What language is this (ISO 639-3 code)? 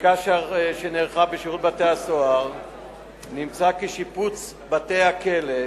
heb